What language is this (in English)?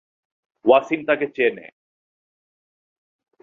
Bangla